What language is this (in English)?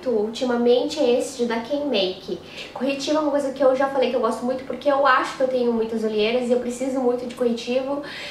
Portuguese